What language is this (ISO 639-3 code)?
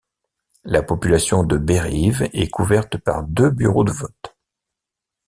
fra